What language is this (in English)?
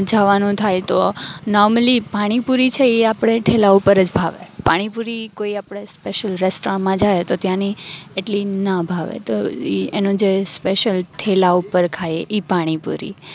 Gujarati